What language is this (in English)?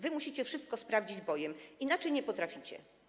Polish